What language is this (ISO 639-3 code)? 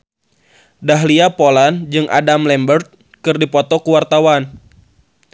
sun